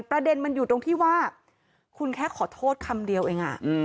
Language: Thai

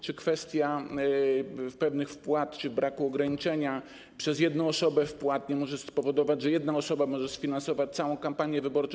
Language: Polish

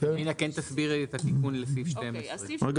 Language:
Hebrew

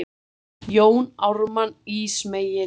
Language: Icelandic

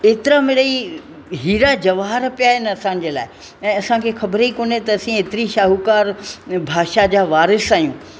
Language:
Sindhi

